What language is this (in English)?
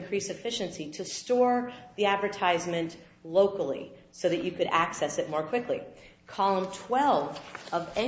English